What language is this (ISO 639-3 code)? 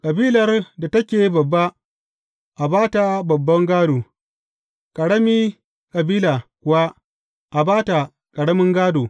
hau